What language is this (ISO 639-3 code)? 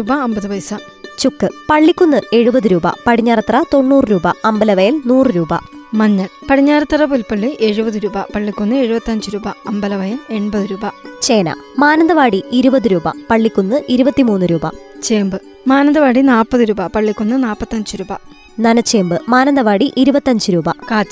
mal